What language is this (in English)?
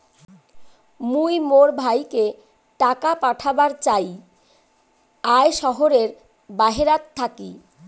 Bangla